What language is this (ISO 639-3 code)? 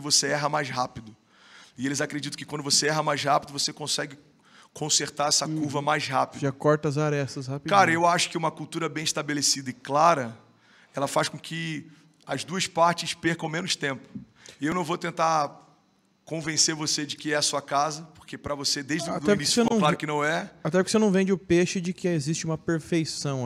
por